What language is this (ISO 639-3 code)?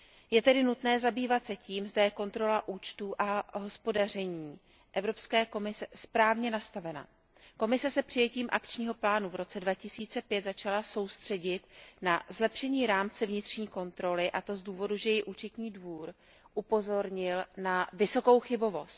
ces